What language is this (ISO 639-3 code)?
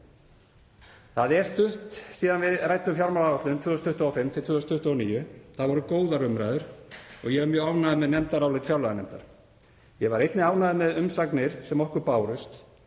isl